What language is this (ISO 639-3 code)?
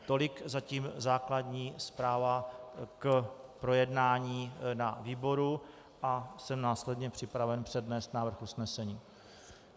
ces